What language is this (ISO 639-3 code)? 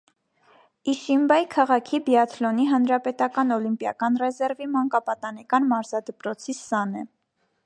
hye